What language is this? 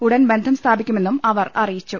Malayalam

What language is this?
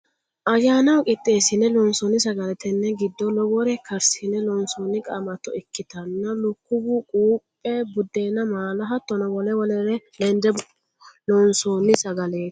Sidamo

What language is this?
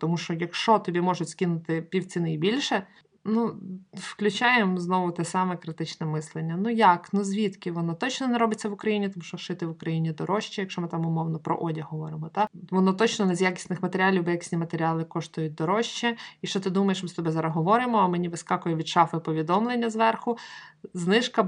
Ukrainian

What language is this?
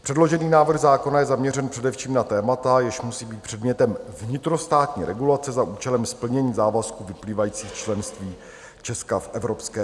Czech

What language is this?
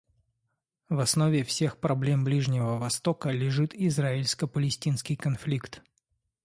Russian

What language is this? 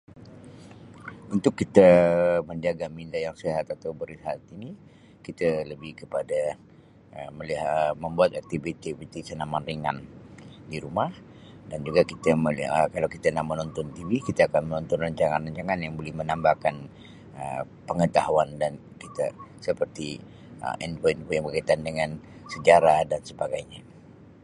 Sabah Malay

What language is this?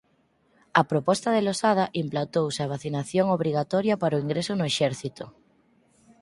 Galician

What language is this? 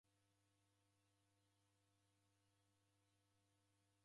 Taita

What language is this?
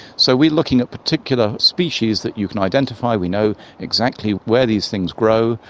English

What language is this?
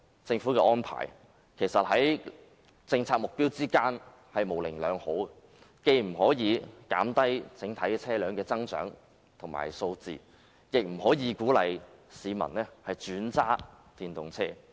Cantonese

